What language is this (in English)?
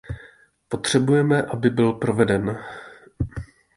Czech